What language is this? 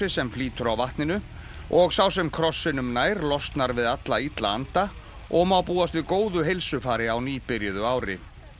Icelandic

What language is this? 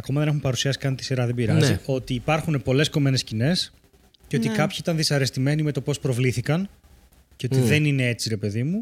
Greek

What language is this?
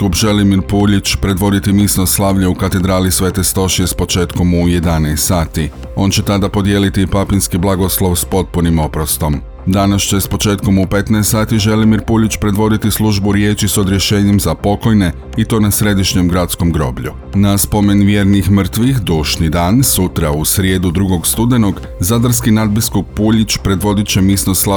Croatian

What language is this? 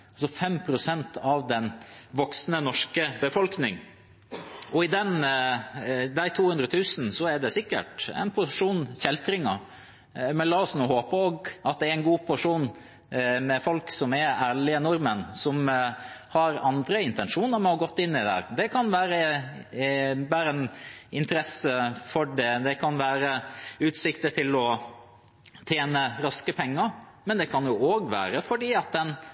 Norwegian Bokmål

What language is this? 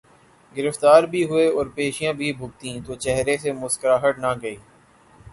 Urdu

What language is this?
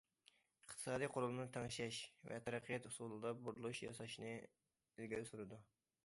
Uyghur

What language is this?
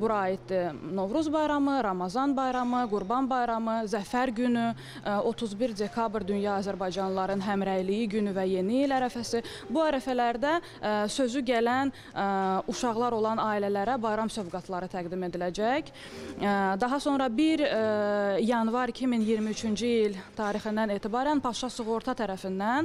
Turkish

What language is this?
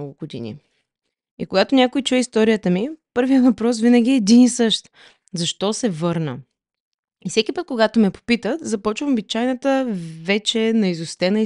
Bulgarian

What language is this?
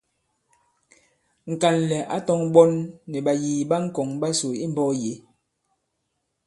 Bankon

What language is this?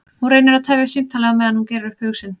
Icelandic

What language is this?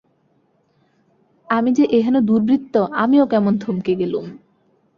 Bangla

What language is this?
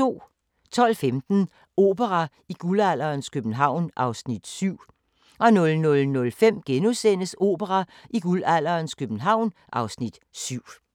Danish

